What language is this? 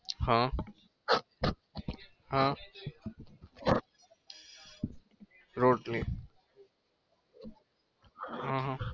Gujarati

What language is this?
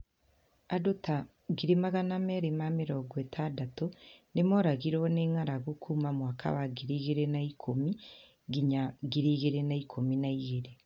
Kikuyu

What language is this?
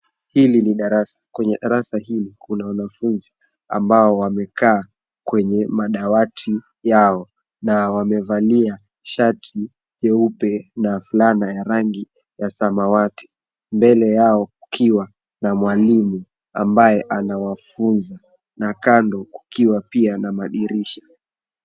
Swahili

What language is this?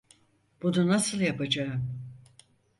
Turkish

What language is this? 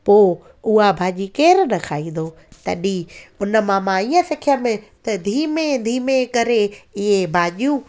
Sindhi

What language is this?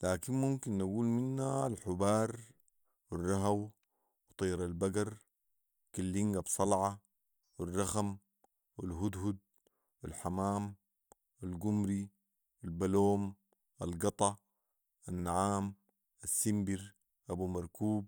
Sudanese Arabic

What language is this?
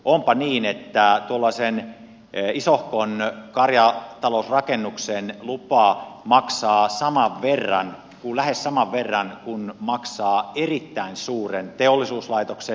Finnish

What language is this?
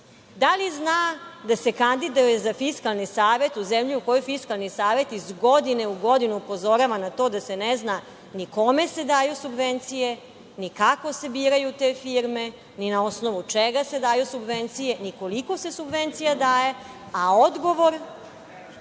Serbian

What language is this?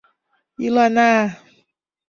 Mari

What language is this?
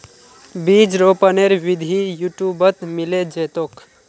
Magahi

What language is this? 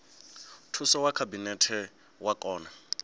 Venda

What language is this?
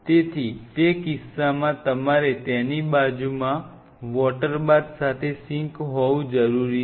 Gujarati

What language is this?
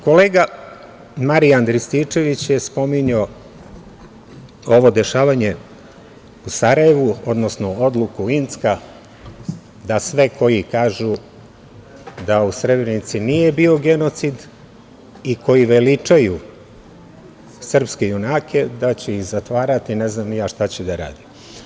Serbian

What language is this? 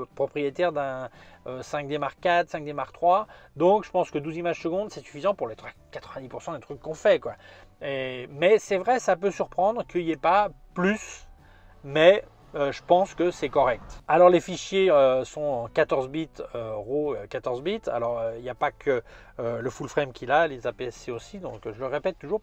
French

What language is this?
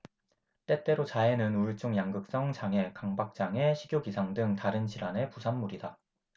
Korean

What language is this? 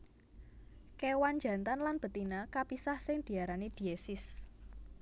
Javanese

